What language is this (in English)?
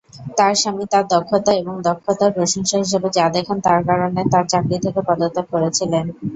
Bangla